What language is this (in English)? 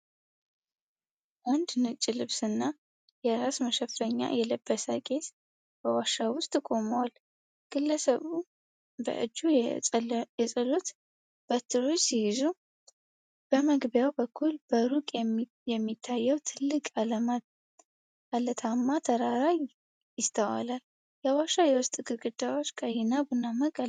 Amharic